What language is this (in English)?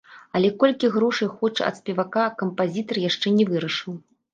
Belarusian